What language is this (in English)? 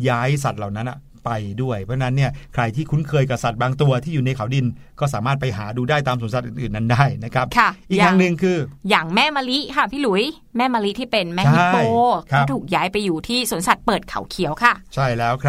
Thai